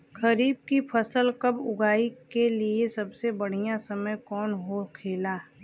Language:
Bhojpuri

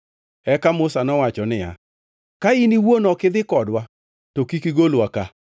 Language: Luo (Kenya and Tanzania)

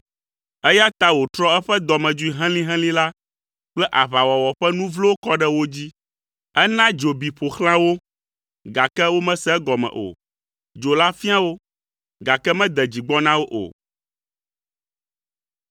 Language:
Ewe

